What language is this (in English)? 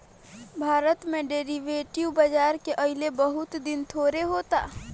Bhojpuri